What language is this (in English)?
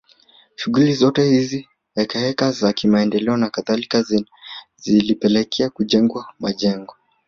Swahili